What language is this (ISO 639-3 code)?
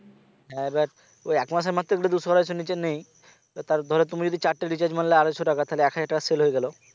ben